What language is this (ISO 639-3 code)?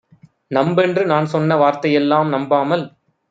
tam